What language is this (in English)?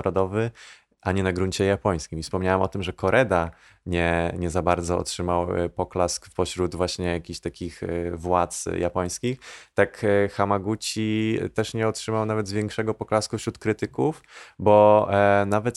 Polish